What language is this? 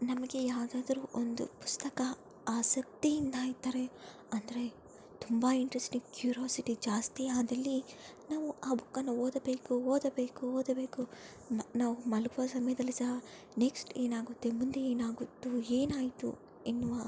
Kannada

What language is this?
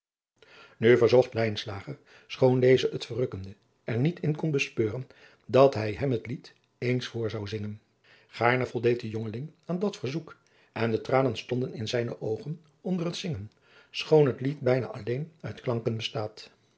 Dutch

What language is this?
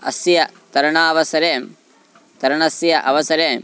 Sanskrit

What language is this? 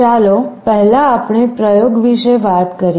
Gujarati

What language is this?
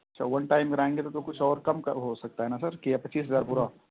Urdu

